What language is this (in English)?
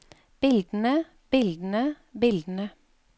Norwegian